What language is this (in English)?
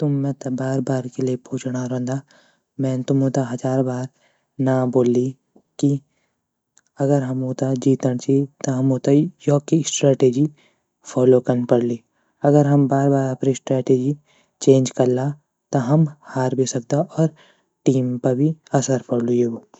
Garhwali